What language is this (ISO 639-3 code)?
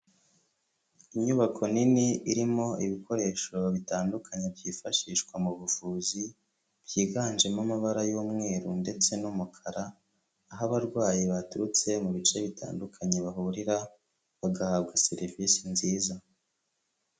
kin